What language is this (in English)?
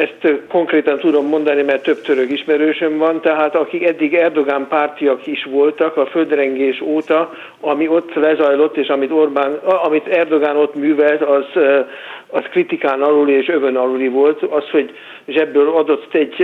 Hungarian